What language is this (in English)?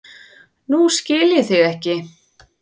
Icelandic